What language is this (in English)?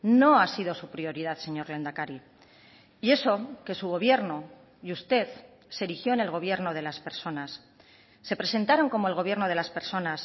Spanish